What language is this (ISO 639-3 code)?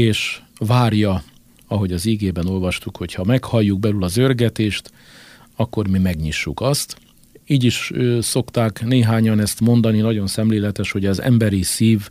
hun